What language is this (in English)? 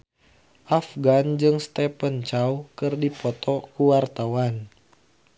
Sundanese